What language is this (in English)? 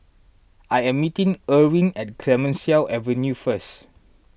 English